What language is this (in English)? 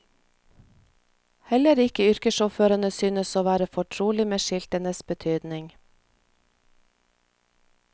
Norwegian